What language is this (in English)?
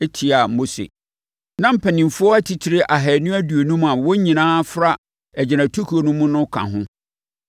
Akan